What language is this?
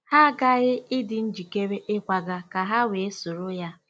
Igbo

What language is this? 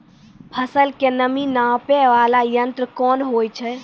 Maithili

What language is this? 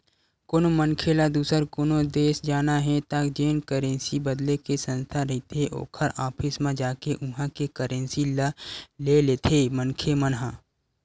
Chhattisgarhi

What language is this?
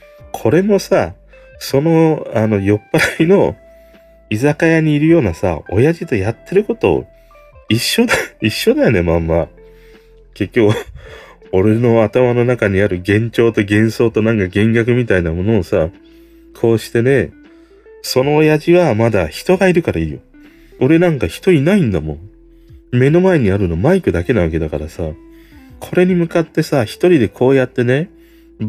Japanese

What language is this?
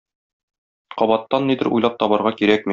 Tatar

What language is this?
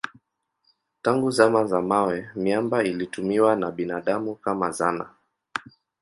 Swahili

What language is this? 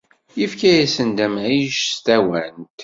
Kabyle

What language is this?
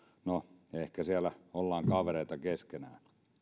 Finnish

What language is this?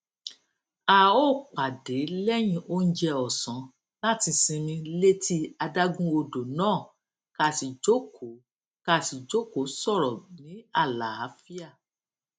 Yoruba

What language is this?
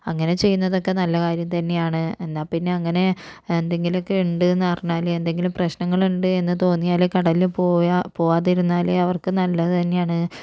Malayalam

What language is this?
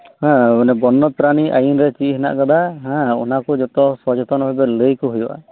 Santali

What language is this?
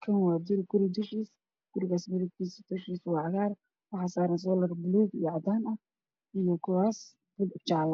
Somali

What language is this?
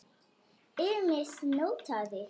Icelandic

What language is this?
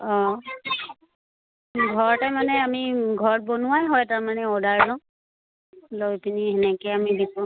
Assamese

